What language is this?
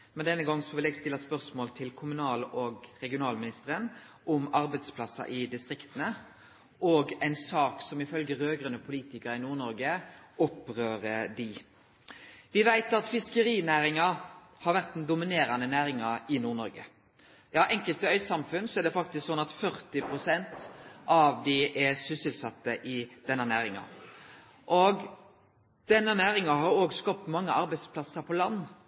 Norwegian Nynorsk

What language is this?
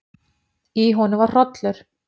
Icelandic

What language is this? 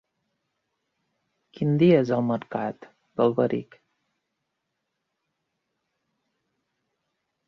Catalan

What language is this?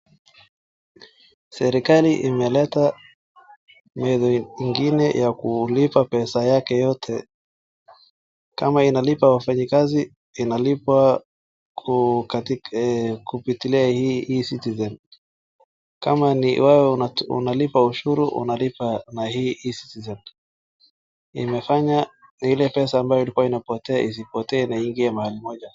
Swahili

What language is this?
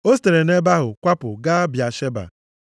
Igbo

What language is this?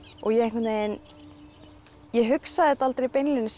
Icelandic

